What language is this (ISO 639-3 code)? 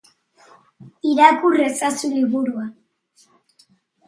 eus